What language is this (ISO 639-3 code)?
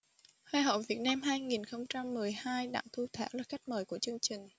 vie